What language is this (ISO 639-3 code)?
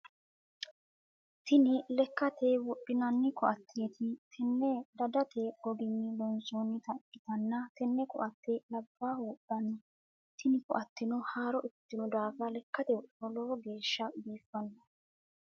sid